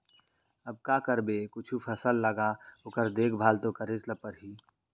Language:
Chhattisgarhi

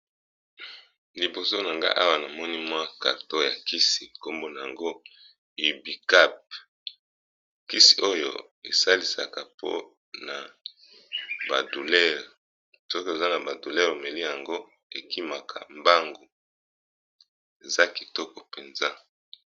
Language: Lingala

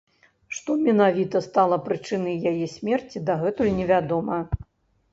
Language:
Belarusian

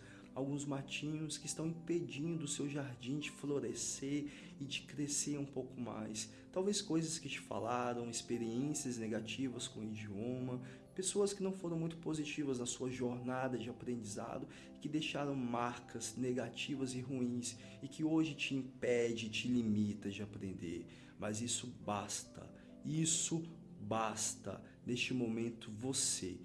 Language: Portuguese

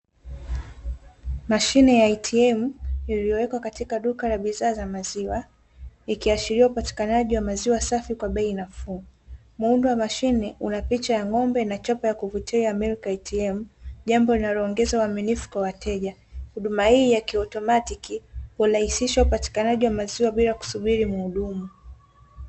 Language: Swahili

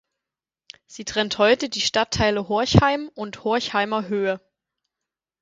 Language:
German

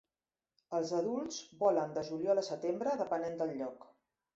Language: Catalan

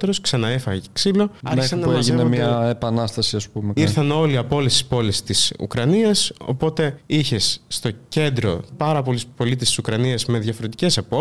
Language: Greek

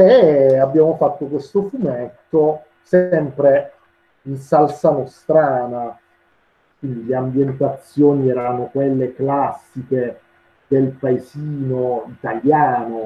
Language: Italian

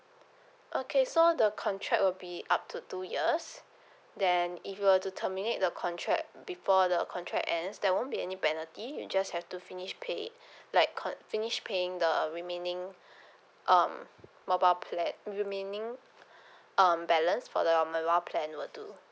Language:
English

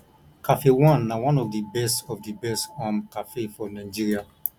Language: Nigerian Pidgin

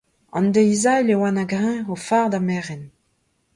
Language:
Breton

